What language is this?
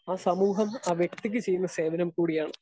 Malayalam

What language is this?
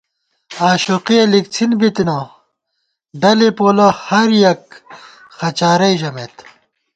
Gawar-Bati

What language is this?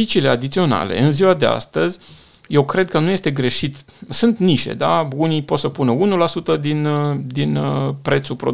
Romanian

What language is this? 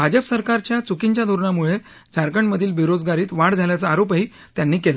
Marathi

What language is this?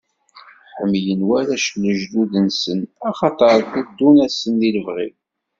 Kabyle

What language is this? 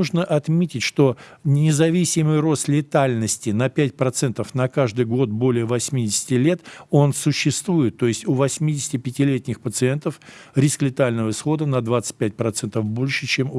Russian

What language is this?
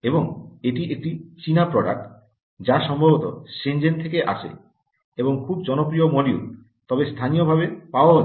Bangla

